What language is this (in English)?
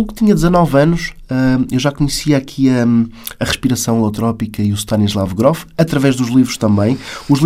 Portuguese